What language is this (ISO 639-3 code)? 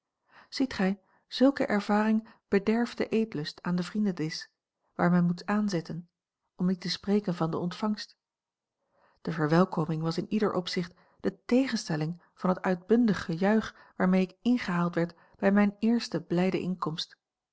nld